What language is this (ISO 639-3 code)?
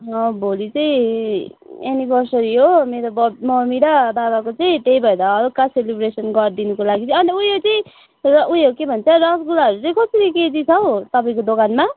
nep